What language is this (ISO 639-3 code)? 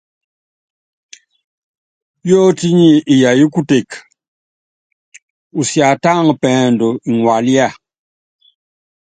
yav